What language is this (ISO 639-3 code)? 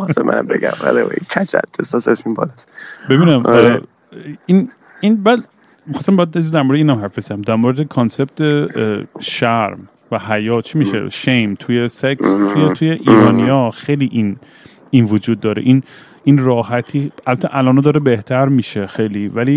fas